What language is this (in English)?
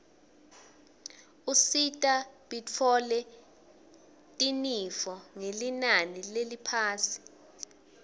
Swati